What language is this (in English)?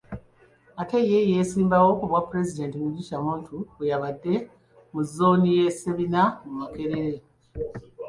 Ganda